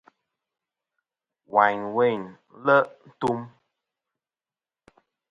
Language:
Kom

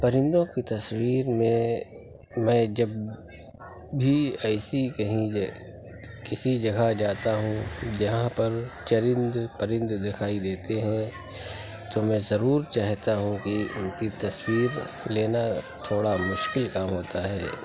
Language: Urdu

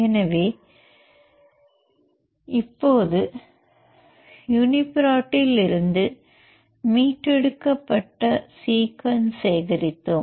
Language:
Tamil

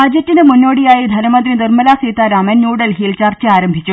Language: Malayalam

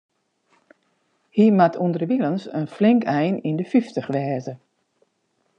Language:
Western Frisian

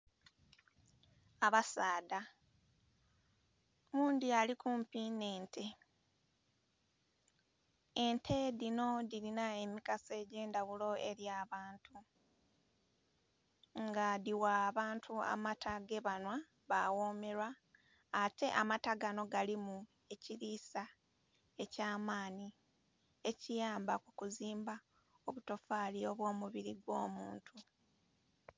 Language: Soga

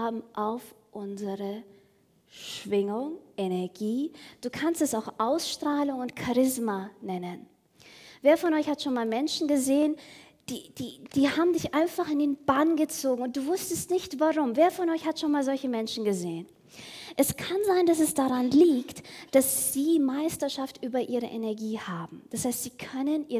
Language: German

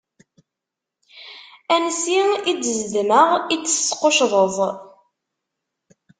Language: Kabyle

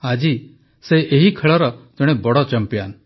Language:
Odia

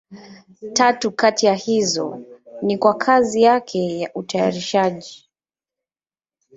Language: Swahili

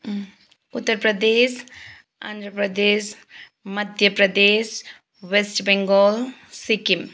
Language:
Nepali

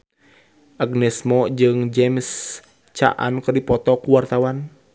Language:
Sundanese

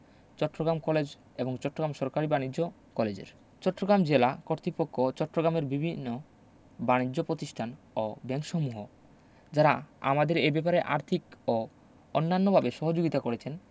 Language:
Bangla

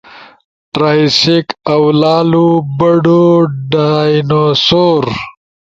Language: Ushojo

